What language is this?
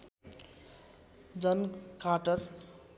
Nepali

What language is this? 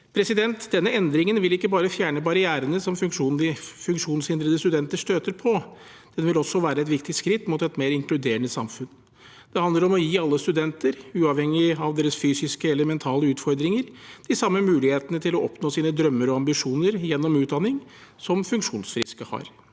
Norwegian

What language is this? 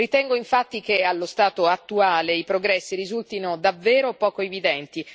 Italian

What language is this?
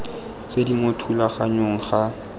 Tswana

